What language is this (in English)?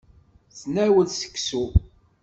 Kabyle